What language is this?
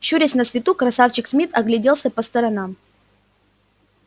Russian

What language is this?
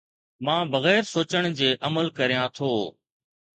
Sindhi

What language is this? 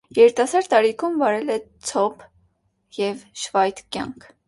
Armenian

